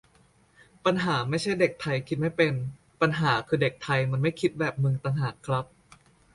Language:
Thai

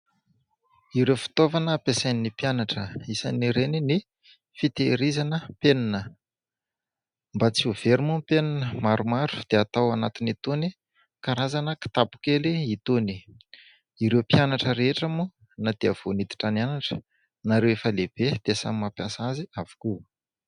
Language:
Malagasy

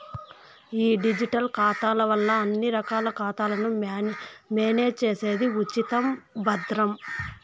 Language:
Telugu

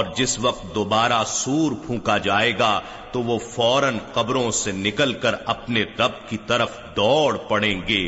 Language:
Urdu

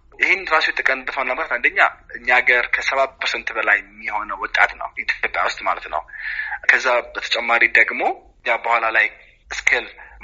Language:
Amharic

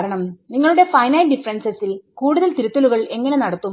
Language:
Malayalam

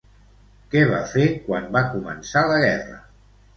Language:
Catalan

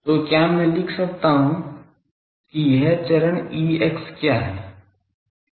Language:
Hindi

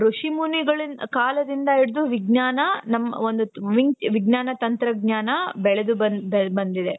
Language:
Kannada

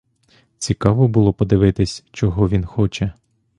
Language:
Ukrainian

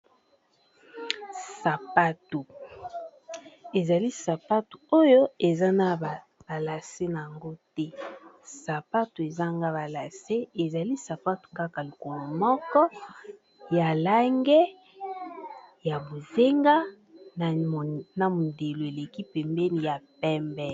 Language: Lingala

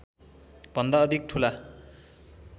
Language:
Nepali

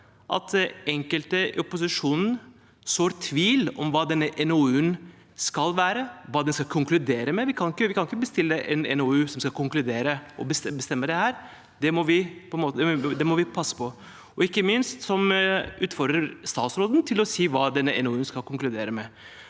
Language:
Norwegian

